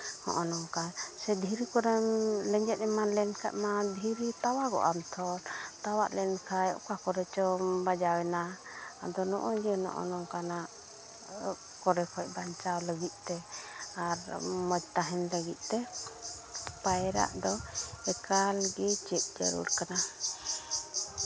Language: Santali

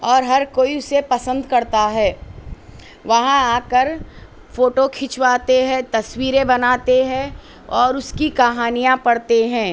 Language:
Urdu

